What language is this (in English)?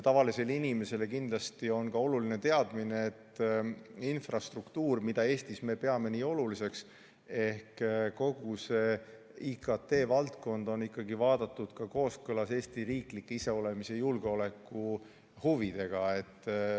Estonian